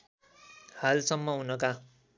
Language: Nepali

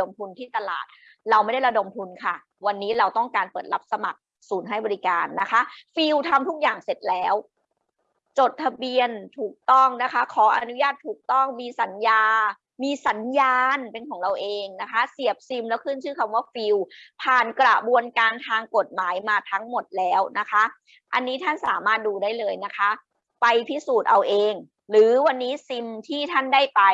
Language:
Thai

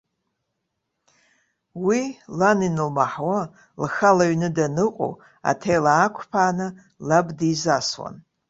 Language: Abkhazian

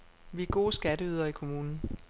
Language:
Danish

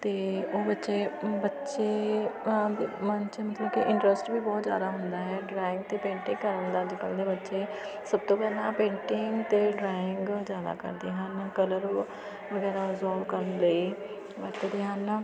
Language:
Punjabi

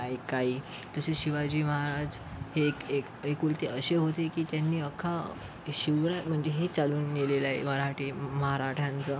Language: Marathi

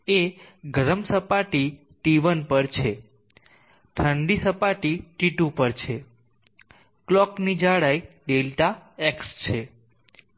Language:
Gujarati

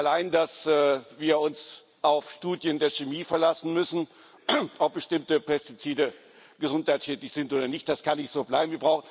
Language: German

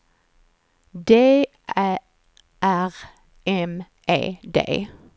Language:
Swedish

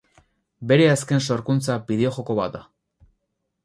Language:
Basque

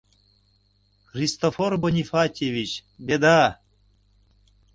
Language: Mari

